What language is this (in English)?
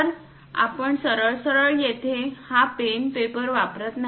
Marathi